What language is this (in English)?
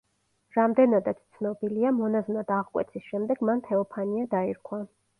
Georgian